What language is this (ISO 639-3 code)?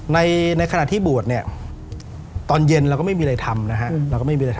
tha